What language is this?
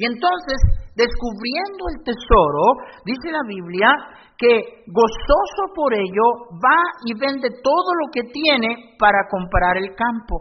Spanish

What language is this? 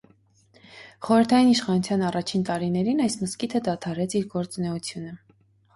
Armenian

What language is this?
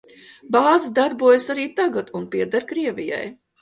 Latvian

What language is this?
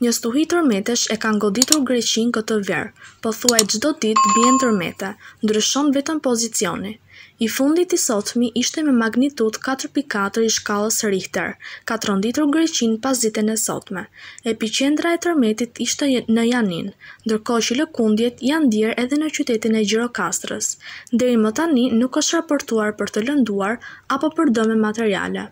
Turkish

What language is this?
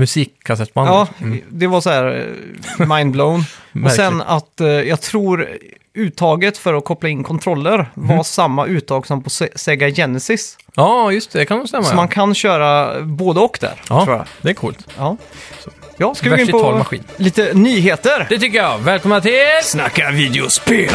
Swedish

